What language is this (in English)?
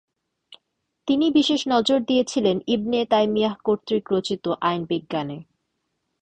Bangla